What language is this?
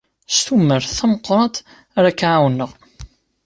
Kabyle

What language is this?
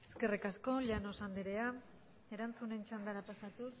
Basque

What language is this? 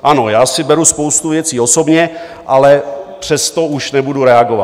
Czech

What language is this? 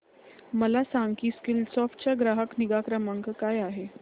Marathi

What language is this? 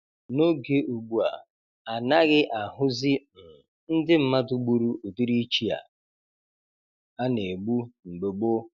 Igbo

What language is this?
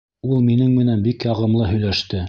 Bashkir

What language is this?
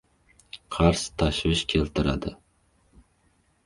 Uzbek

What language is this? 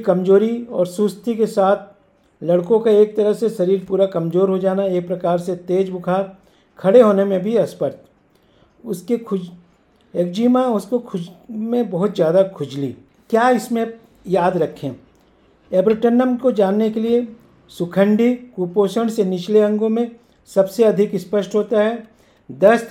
Hindi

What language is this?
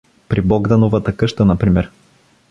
Bulgarian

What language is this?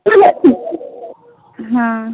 Maithili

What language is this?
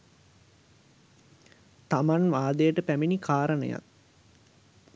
Sinhala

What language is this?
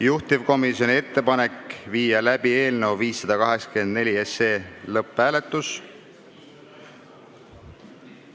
Estonian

